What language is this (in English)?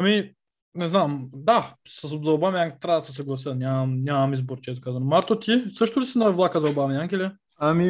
Bulgarian